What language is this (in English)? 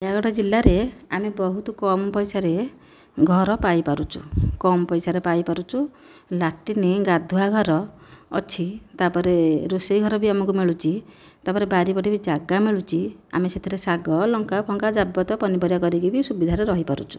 Odia